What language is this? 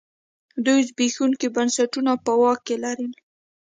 Pashto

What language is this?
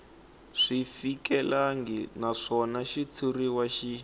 Tsonga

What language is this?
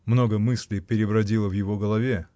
Russian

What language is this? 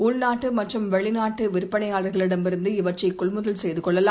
Tamil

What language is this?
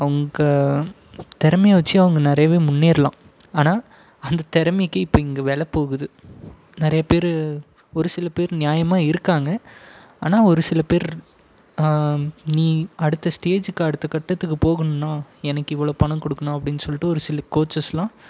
Tamil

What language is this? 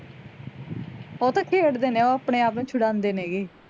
Punjabi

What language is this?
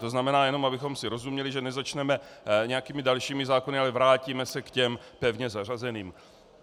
Czech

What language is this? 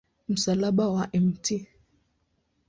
Swahili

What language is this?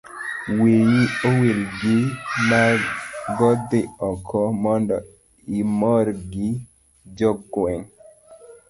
Luo (Kenya and Tanzania)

